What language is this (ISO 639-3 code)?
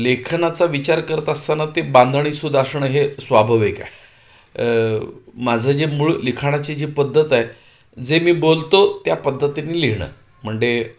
mar